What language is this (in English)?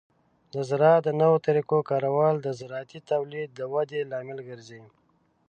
Pashto